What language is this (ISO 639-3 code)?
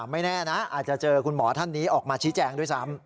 tha